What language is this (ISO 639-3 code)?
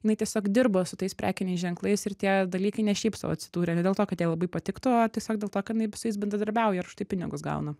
lit